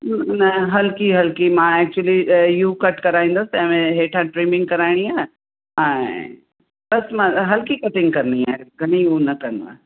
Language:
Sindhi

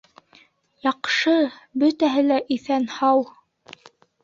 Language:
Bashkir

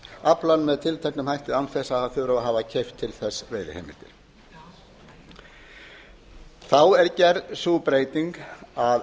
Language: Icelandic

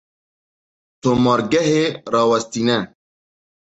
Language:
Kurdish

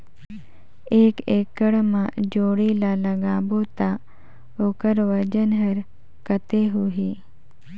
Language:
Chhattisgarhi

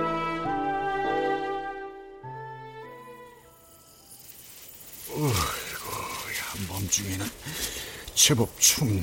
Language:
Korean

